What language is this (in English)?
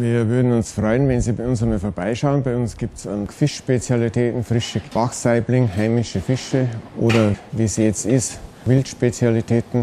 German